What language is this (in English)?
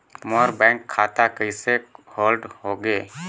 Chhattisgarhi